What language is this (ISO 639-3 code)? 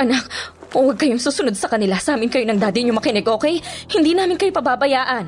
fil